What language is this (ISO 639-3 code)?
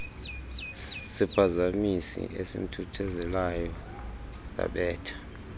xho